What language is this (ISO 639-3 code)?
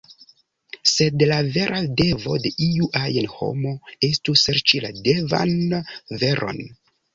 epo